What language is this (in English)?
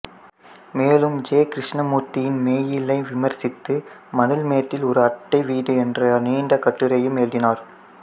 Tamil